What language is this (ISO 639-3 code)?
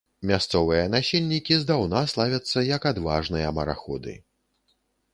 bel